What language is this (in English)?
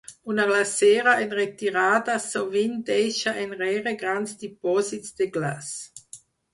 Catalan